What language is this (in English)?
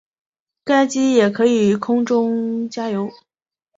Chinese